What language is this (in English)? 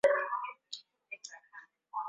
Swahili